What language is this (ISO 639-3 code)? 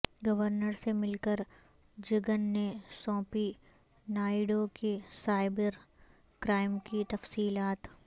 urd